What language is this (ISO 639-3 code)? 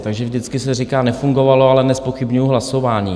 ces